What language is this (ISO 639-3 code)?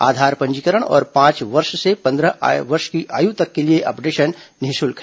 hin